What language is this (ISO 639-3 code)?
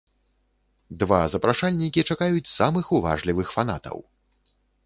bel